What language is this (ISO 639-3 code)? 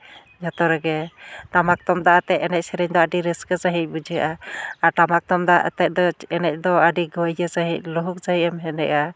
sat